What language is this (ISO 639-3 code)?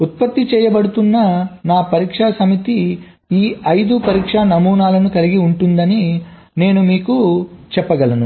tel